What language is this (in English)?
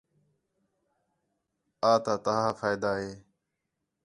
Khetrani